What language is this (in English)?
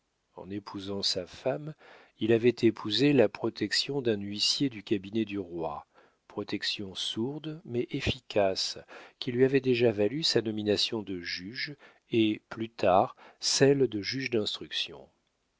French